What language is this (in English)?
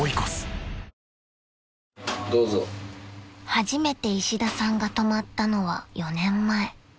Japanese